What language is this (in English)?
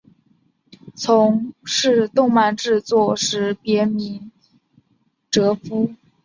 Chinese